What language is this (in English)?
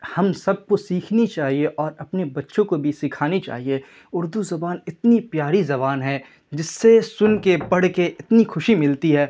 Urdu